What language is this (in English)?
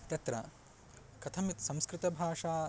Sanskrit